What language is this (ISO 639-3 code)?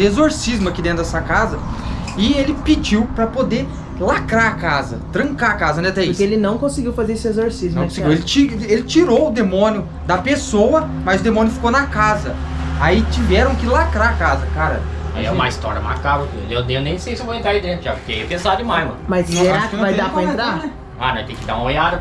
por